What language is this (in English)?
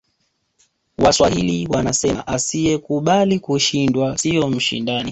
Swahili